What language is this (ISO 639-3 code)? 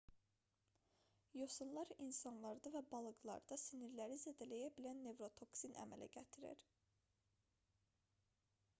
aze